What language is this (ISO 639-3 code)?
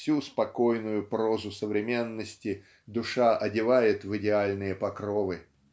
rus